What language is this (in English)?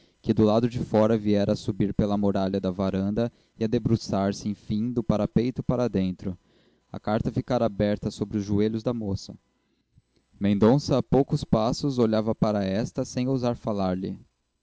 Portuguese